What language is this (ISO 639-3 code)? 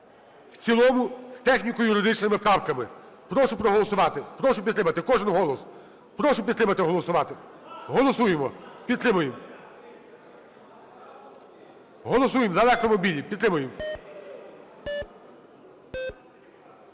ukr